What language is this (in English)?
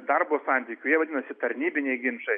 Lithuanian